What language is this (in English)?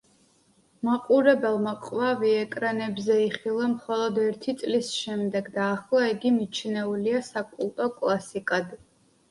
Georgian